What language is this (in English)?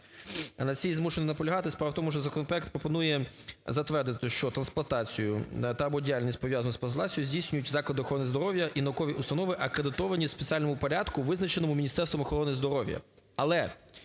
Ukrainian